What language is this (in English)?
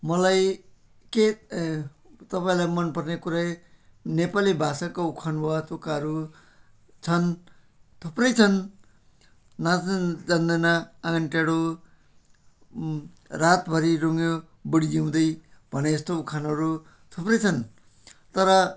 Nepali